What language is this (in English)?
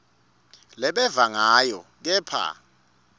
Swati